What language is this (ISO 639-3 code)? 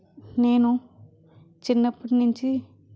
tel